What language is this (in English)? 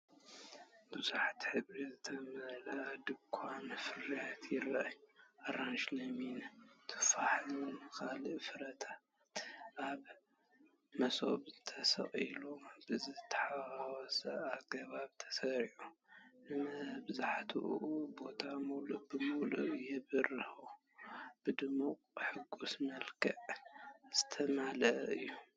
Tigrinya